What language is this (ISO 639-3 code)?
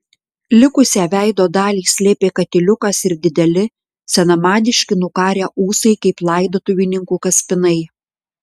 lit